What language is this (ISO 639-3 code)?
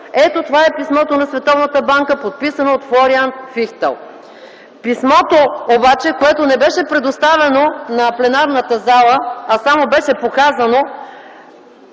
bul